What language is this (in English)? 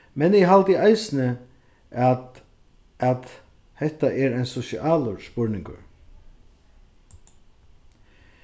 Faroese